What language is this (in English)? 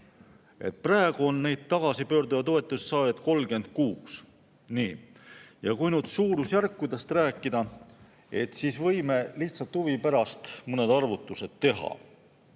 Estonian